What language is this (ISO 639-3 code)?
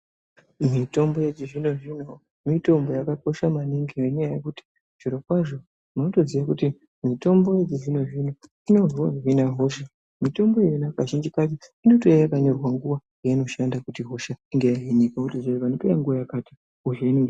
ndc